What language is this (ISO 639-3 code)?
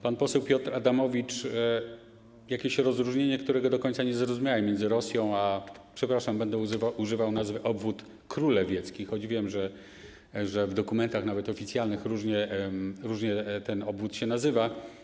pol